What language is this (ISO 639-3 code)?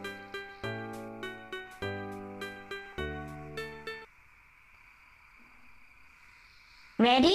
eng